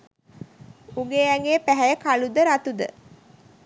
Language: Sinhala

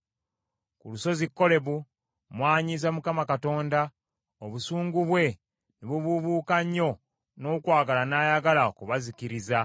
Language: Ganda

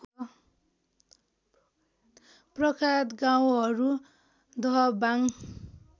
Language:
Nepali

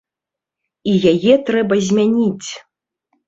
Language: Belarusian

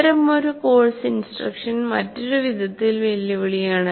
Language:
Malayalam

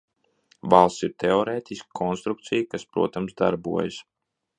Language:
Latvian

